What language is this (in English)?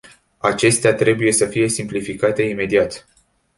Romanian